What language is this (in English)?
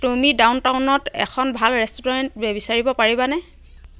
Assamese